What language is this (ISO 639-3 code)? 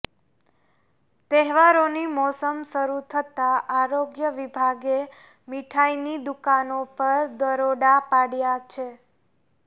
guj